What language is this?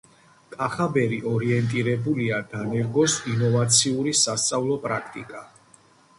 Georgian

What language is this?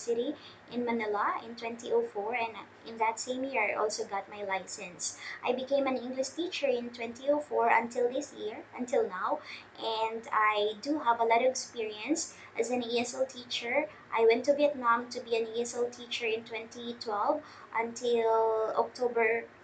English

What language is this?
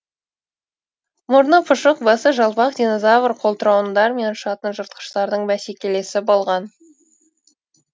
Kazakh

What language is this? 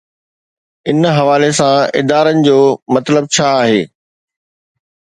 Sindhi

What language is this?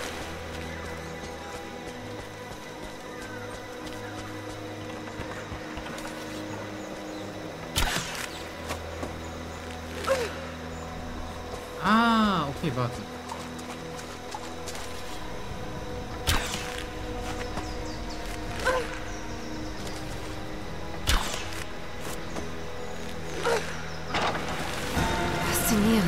German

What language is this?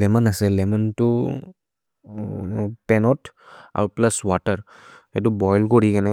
Maria (India)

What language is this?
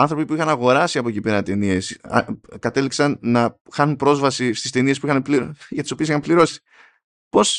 Greek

